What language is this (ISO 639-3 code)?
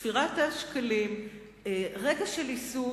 heb